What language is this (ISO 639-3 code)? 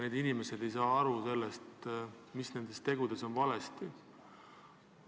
est